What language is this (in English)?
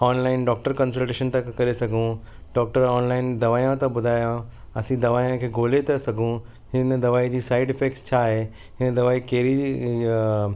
Sindhi